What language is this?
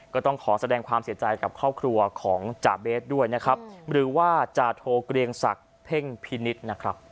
Thai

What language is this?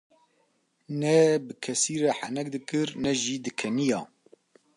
Kurdish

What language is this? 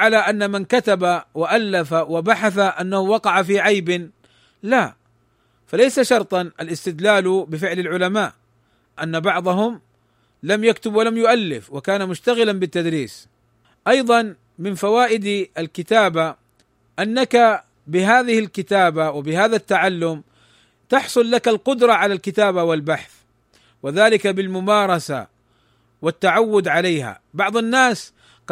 Arabic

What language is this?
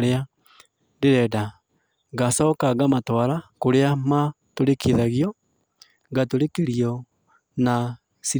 Kikuyu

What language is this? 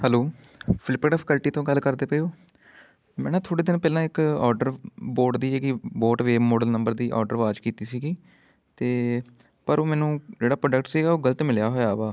Punjabi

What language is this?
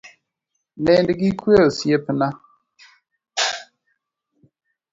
Luo (Kenya and Tanzania)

